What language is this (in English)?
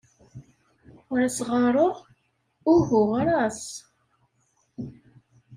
Kabyle